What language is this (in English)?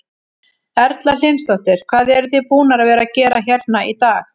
Icelandic